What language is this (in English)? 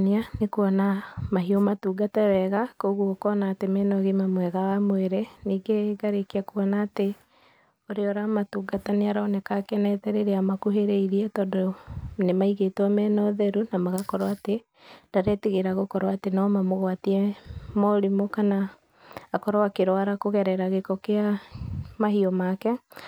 Kikuyu